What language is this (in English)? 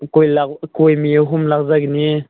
Manipuri